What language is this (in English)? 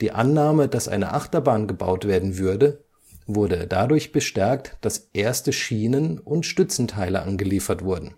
German